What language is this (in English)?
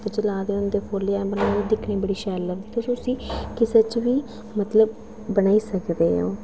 Dogri